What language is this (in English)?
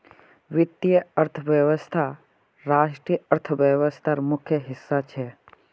Magahi